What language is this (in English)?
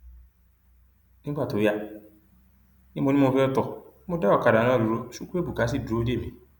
Yoruba